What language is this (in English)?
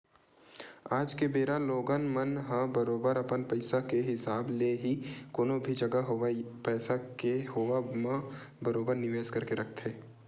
Chhattisgarhi